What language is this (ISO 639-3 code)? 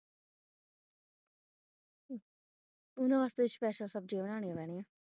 pan